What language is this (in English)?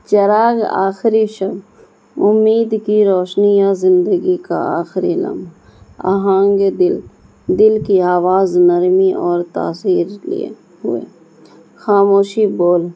Urdu